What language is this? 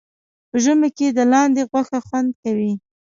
Pashto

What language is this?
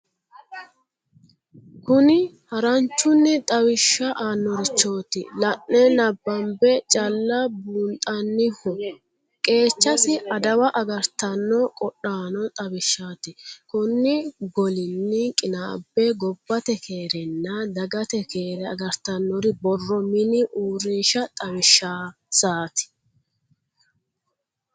Sidamo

